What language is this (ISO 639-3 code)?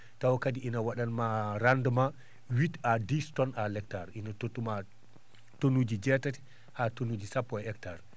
ful